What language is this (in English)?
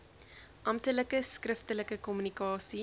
Afrikaans